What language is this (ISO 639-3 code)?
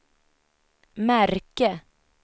swe